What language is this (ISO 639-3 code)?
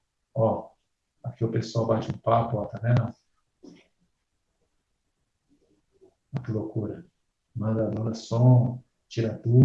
por